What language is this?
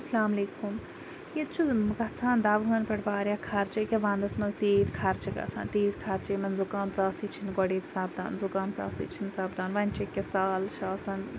Kashmiri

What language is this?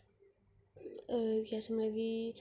Dogri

